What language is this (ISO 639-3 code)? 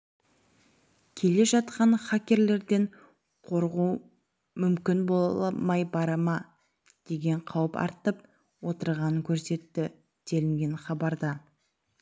kaz